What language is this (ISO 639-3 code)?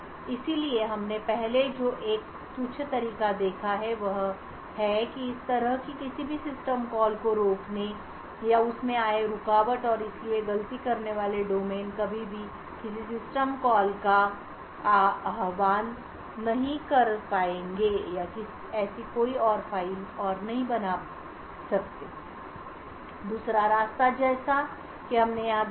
hin